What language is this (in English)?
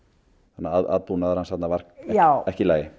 Icelandic